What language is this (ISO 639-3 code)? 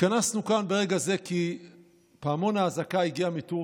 heb